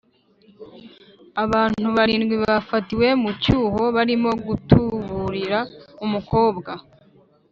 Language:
Kinyarwanda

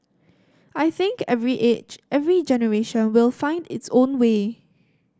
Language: English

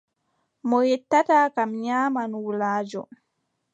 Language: Adamawa Fulfulde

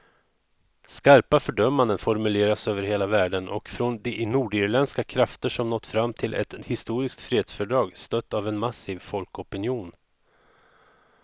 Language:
Swedish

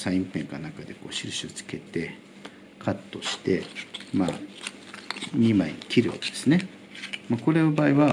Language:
Japanese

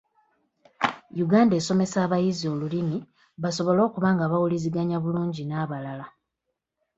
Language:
Ganda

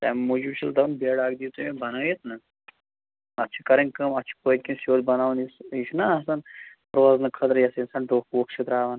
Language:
Kashmiri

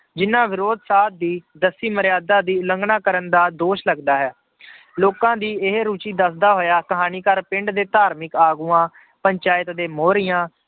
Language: Punjabi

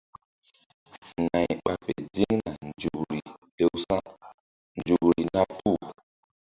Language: Mbum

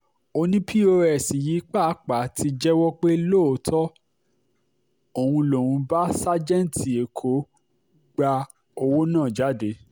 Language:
Yoruba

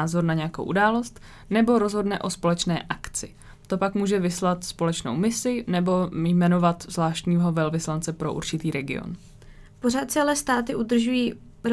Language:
Czech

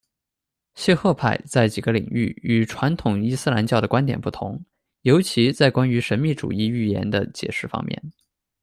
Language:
Chinese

